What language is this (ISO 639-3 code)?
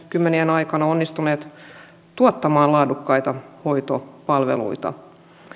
fin